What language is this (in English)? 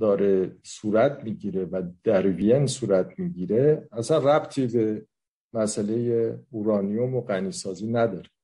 Persian